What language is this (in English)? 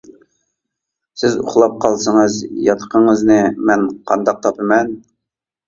Uyghur